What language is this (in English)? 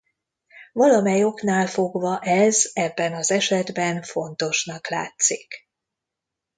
Hungarian